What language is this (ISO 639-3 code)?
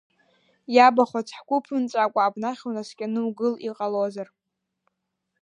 abk